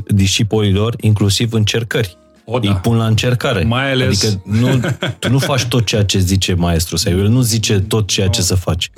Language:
Romanian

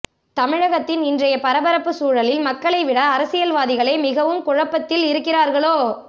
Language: Tamil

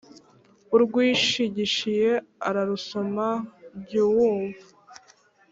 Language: Kinyarwanda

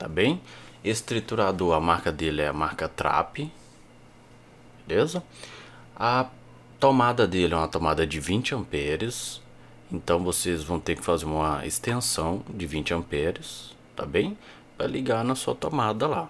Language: Portuguese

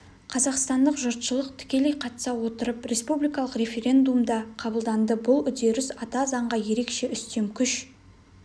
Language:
Kazakh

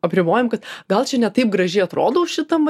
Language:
Lithuanian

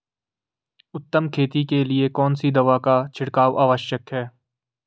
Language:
Hindi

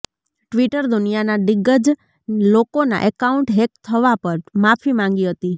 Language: Gujarati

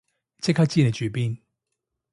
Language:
Cantonese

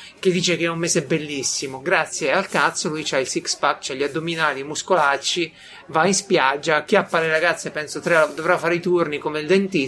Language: Italian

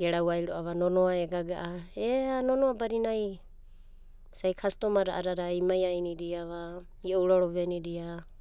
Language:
Abadi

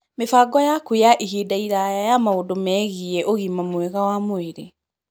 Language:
Kikuyu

